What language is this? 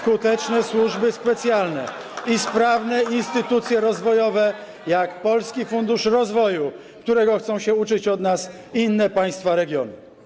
Polish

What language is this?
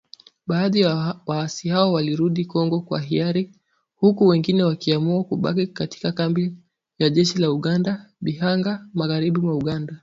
Swahili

